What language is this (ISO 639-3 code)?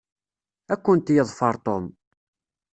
kab